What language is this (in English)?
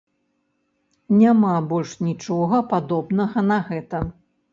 Belarusian